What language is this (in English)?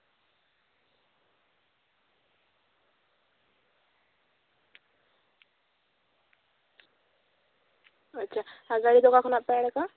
Santali